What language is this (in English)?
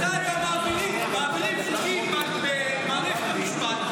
Hebrew